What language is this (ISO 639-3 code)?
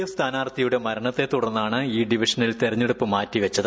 mal